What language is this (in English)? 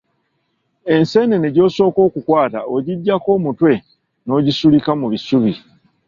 Ganda